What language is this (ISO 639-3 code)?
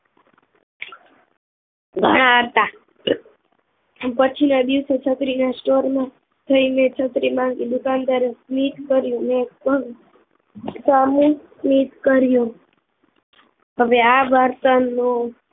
guj